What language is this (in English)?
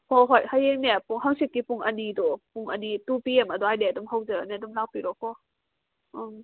Manipuri